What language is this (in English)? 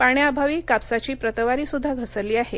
Marathi